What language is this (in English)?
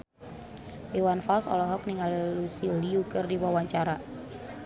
Sundanese